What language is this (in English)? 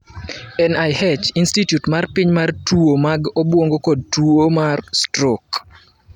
Luo (Kenya and Tanzania)